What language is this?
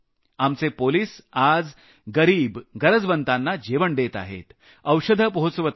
Marathi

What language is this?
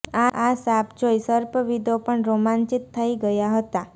Gujarati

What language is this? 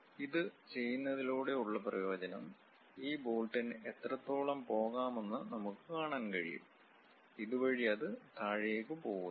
Malayalam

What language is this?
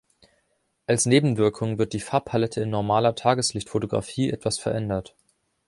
German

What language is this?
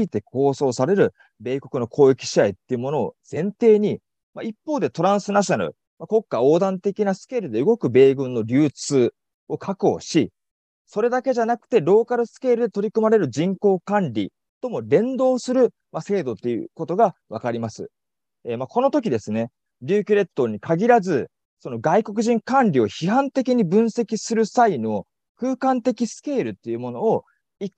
Japanese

